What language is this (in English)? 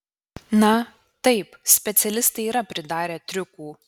Lithuanian